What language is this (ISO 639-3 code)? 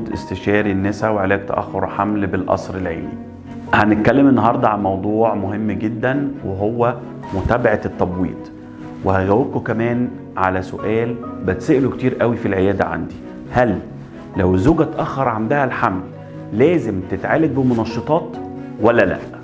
ara